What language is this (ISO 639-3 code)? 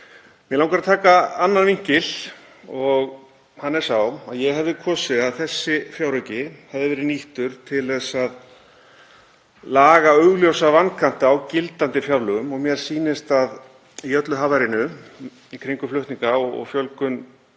isl